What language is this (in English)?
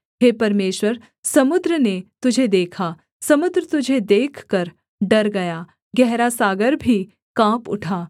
Hindi